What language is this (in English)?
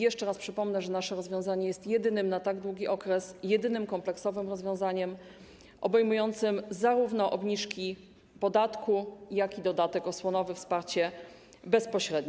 Polish